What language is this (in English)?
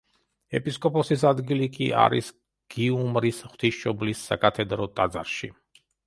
Georgian